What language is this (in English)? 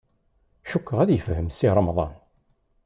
Kabyle